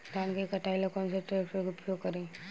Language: Bhojpuri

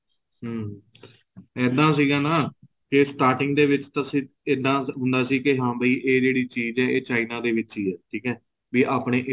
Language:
Punjabi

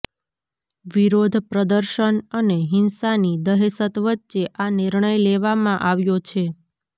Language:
Gujarati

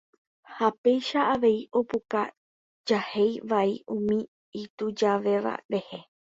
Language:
Guarani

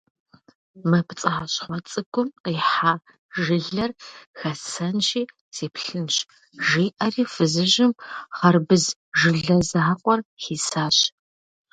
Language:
Kabardian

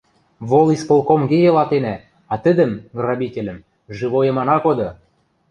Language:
Western Mari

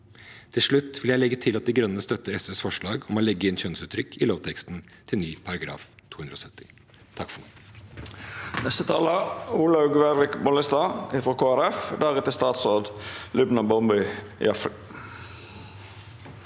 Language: Norwegian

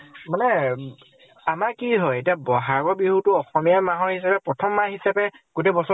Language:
Assamese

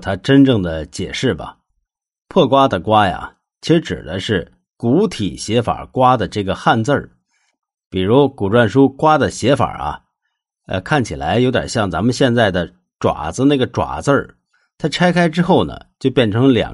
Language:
Chinese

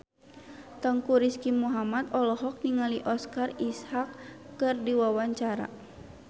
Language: Sundanese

